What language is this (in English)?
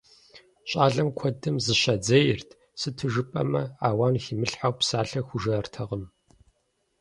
Kabardian